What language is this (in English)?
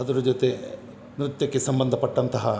Kannada